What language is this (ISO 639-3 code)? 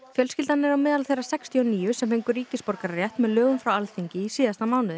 isl